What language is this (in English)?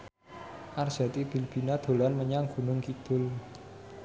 Javanese